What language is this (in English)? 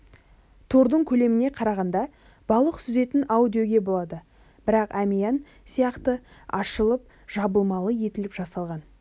Kazakh